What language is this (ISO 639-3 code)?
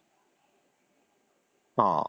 ori